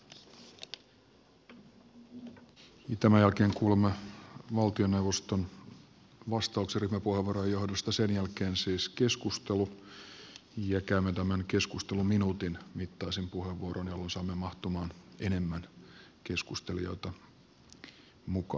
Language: Finnish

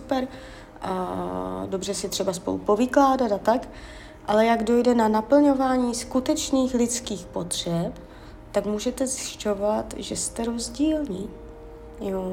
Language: Czech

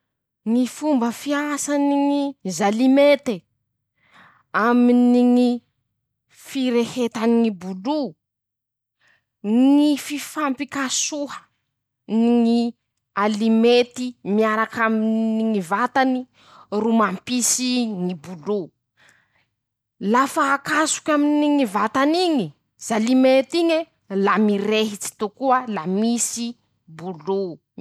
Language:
Masikoro Malagasy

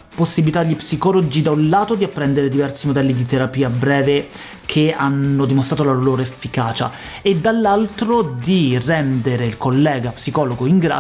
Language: Italian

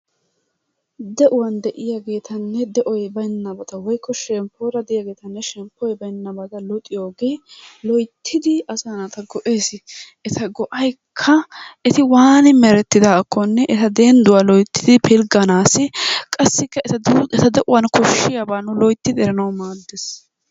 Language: Wolaytta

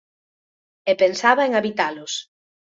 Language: Galician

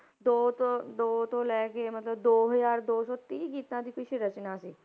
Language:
Punjabi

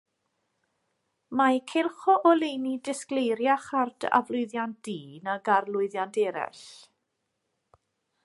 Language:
Welsh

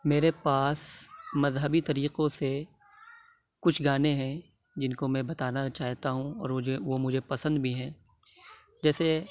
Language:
Urdu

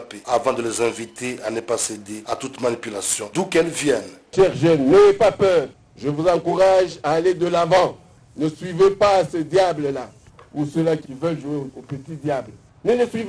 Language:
French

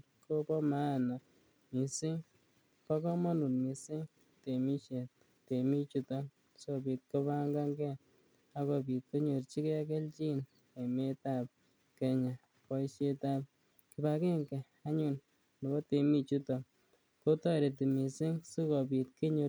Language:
Kalenjin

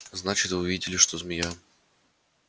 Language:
Russian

